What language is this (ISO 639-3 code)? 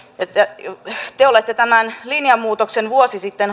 fin